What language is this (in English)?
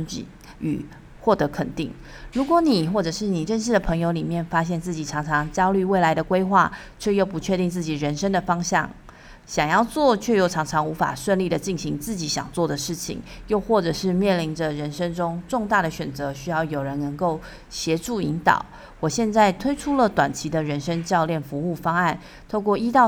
Chinese